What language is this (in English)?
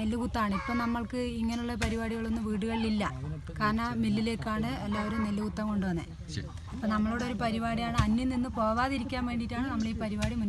Turkish